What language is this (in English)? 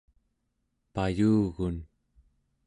Central Yupik